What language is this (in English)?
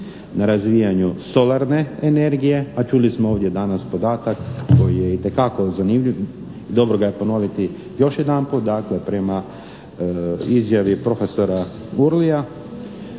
Croatian